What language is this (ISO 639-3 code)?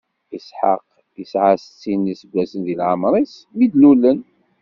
kab